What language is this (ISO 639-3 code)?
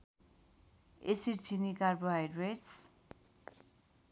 nep